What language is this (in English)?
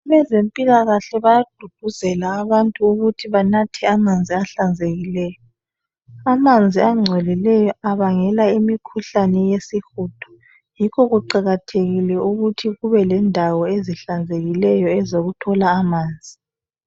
North Ndebele